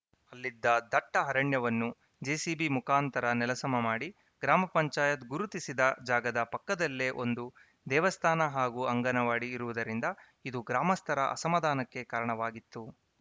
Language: Kannada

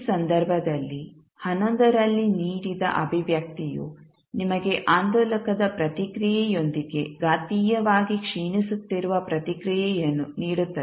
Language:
Kannada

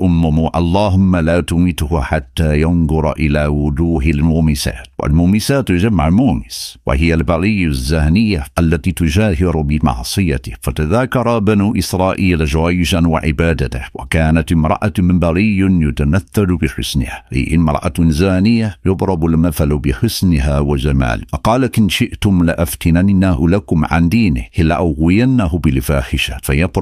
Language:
Arabic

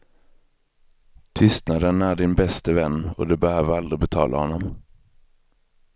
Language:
Swedish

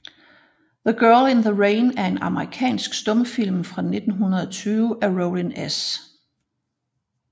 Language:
Danish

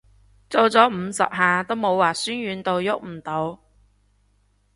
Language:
Cantonese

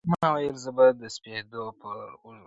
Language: Pashto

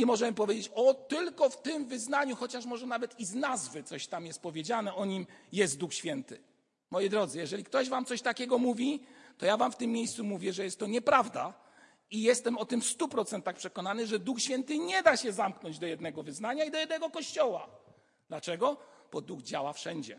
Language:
Polish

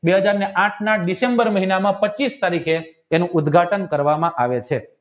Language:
Gujarati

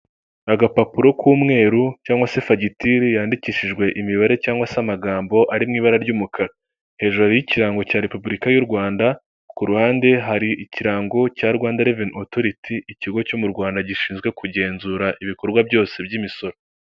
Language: Kinyarwanda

